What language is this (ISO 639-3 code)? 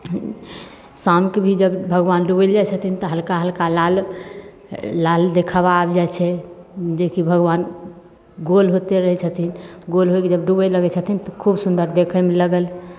mai